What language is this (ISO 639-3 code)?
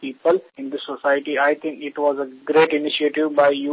ben